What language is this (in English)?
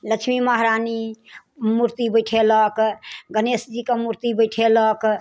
Maithili